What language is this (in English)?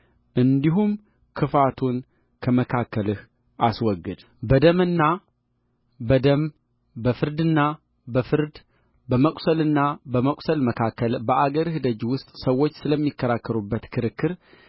Amharic